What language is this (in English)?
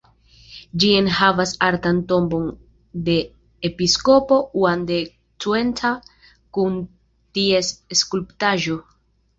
Esperanto